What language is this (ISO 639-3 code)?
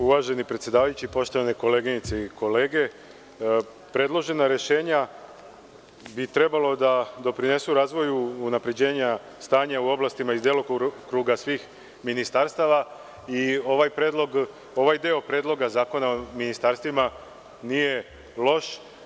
srp